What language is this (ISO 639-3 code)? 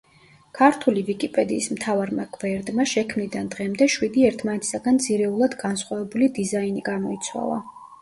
kat